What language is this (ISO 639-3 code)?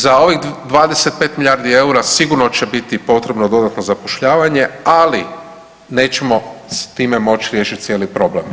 hrv